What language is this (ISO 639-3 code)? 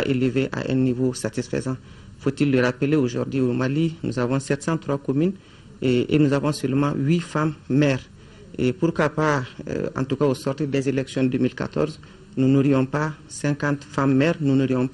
fra